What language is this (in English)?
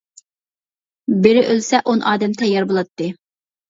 Uyghur